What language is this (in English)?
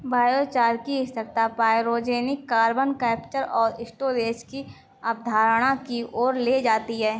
Hindi